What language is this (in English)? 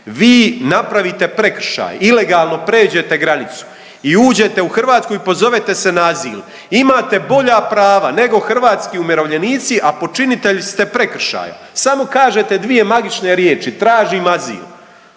Croatian